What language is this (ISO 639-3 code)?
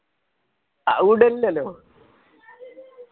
mal